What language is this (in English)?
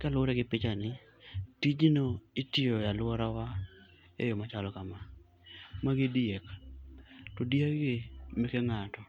Luo (Kenya and Tanzania)